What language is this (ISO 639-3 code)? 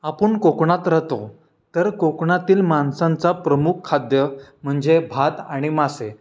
mar